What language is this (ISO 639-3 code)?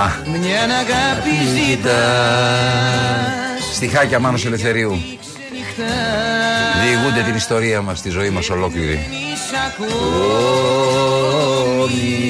ell